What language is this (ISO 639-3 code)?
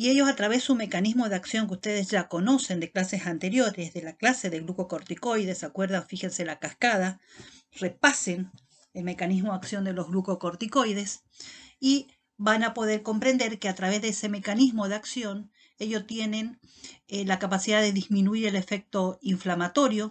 spa